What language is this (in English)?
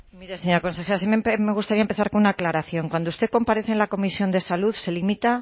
Spanish